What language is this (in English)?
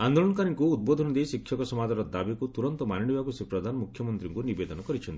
Odia